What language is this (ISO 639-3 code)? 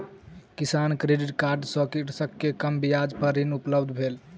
mai